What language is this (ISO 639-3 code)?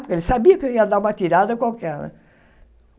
por